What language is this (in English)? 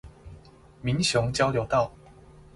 Chinese